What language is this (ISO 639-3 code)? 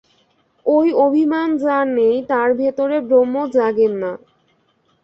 ben